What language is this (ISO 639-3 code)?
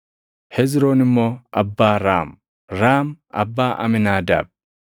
orm